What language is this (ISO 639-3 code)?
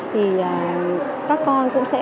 vie